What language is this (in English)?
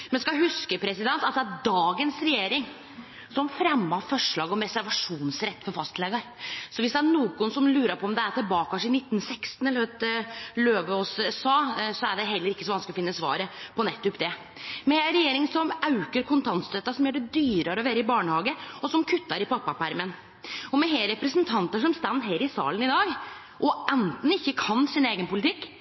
Norwegian Nynorsk